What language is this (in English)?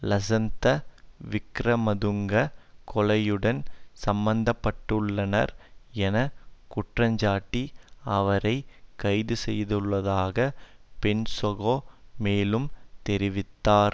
Tamil